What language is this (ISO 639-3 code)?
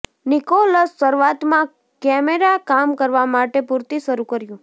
guj